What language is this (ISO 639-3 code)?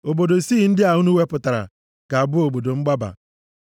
ibo